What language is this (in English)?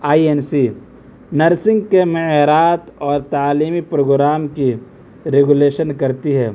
Urdu